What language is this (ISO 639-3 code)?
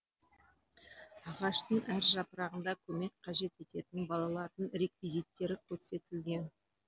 kaz